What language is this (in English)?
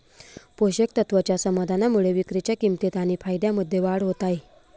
Marathi